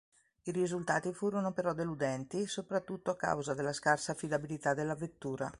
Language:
Italian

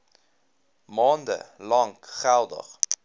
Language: Afrikaans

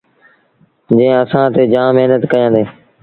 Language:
Sindhi Bhil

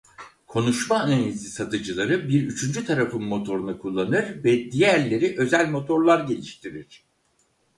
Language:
Turkish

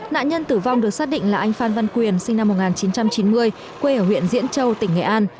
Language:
Vietnamese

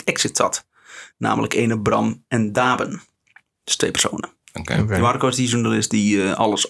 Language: Dutch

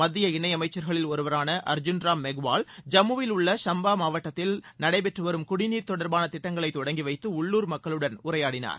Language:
Tamil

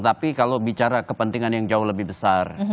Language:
Indonesian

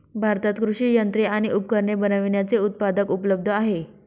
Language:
Marathi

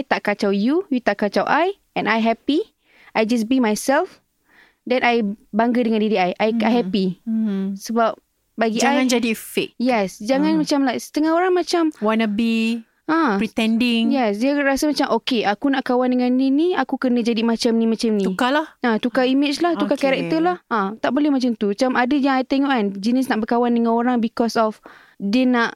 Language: Malay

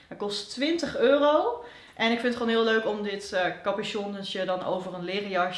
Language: Dutch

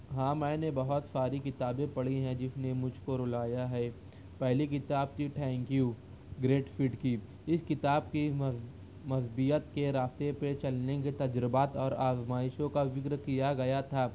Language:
Urdu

